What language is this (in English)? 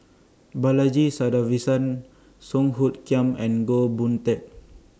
English